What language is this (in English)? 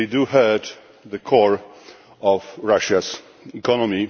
English